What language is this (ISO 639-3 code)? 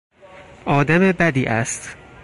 fas